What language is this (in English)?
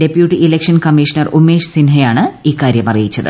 Malayalam